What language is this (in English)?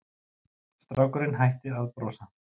Icelandic